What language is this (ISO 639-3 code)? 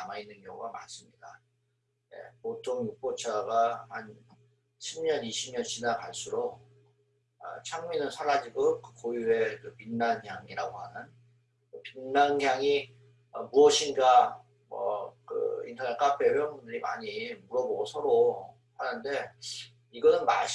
kor